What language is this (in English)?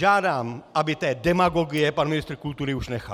Czech